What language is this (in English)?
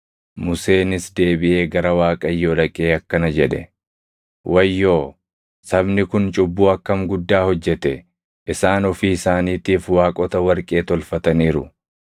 Oromo